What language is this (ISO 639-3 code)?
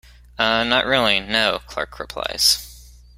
eng